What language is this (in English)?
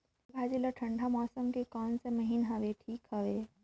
Chhattisgarhi